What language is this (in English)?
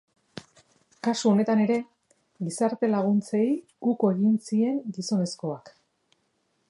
Basque